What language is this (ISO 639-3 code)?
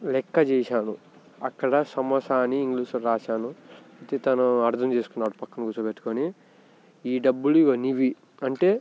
tel